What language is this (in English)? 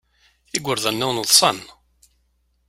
Kabyle